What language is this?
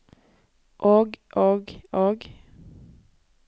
Norwegian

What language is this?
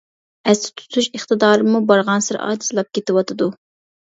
Uyghur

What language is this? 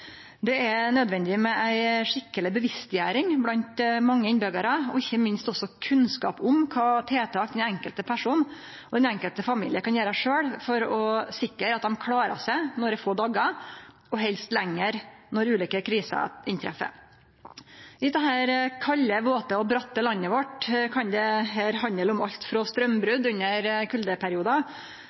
Norwegian Nynorsk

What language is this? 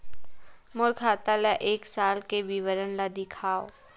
Chhattisgarhi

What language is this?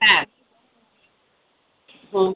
Gujarati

